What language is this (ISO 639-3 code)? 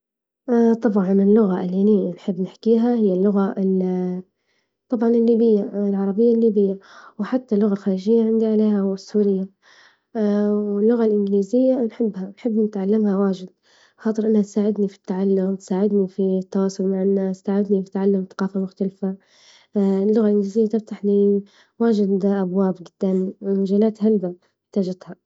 ayl